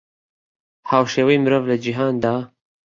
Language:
Central Kurdish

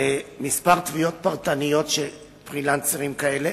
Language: Hebrew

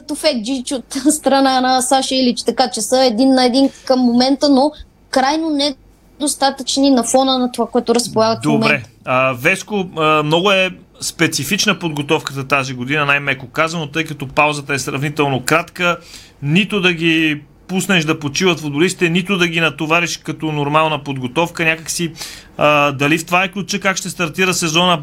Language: Bulgarian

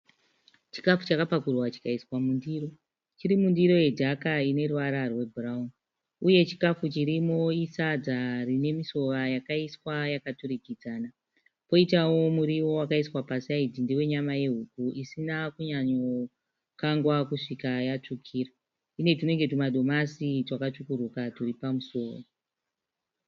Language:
Shona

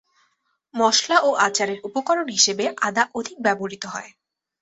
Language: Bangla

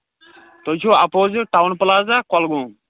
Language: Kashmiri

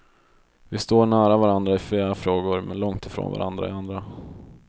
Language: Swedish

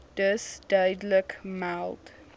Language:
Afrikaans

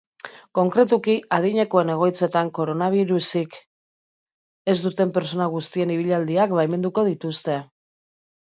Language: Basque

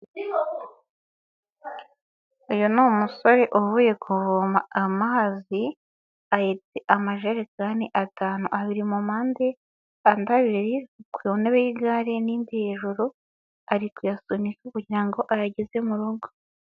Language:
Kinyarwanda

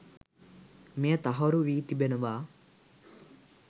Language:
Sinhala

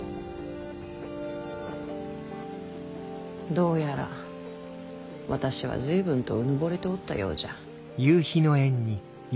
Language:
Japanese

